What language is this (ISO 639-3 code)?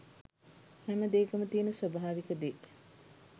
sin